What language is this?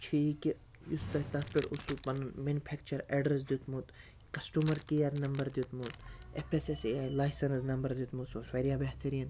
Kashmiri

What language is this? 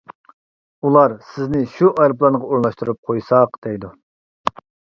Uyghur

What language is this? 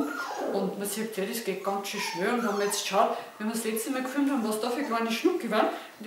German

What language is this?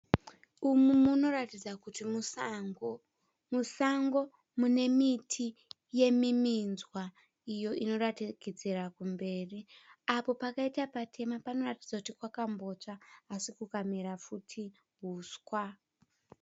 Shona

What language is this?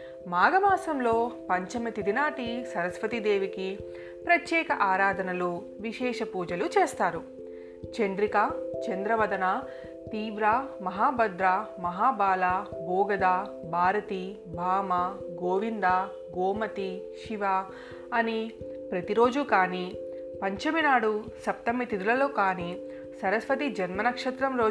Telugu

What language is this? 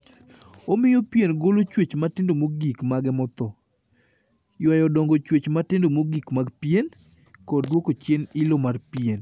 Luo (Kenya and Tanzania)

